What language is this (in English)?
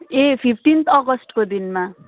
Nepali